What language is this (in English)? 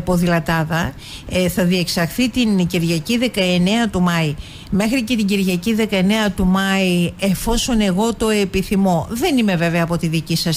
Greek